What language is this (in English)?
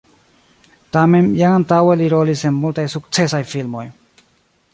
Esperanto